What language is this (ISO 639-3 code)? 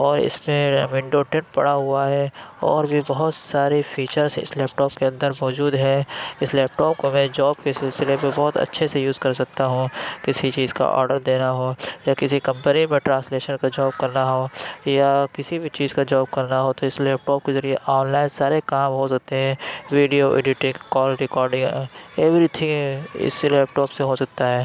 urd